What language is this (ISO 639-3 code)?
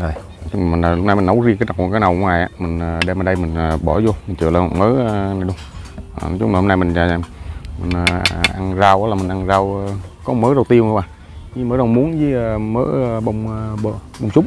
vie